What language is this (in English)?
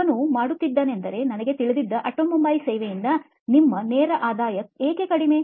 Kannada